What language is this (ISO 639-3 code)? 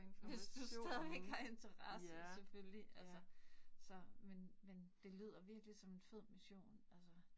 dan